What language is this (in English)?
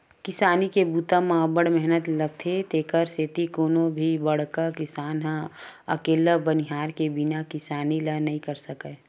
Chhattisgarhi